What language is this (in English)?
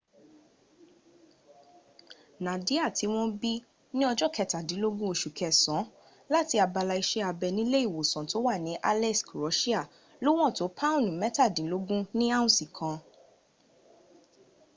Yoruba